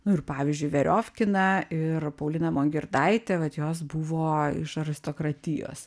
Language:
Lithuanian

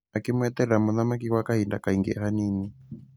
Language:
Kikuyu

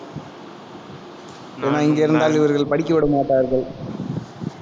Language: Tamil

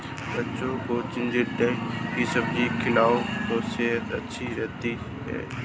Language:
Hindi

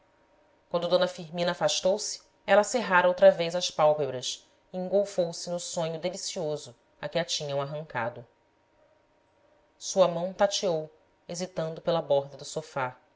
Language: Portuguese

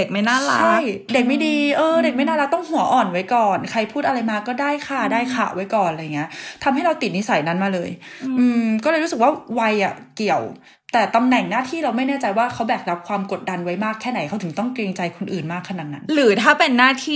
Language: Thai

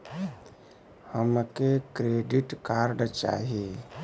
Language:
Bhojpuri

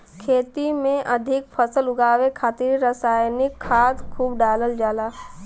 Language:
Bhojpuri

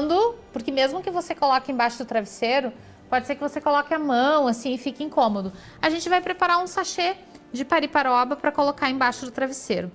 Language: Portuguese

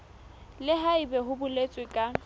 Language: Southern Sotho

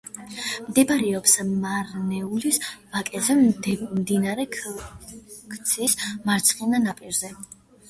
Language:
Georgian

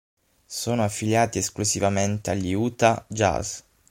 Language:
Italian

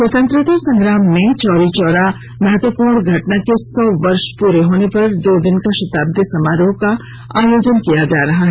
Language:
Hindi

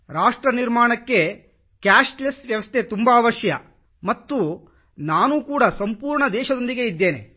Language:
Kannada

